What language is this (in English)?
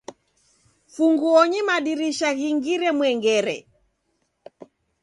Taita